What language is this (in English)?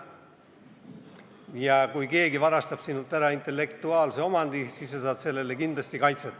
Estonian